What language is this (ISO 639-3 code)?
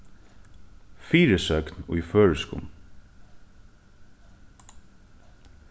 fao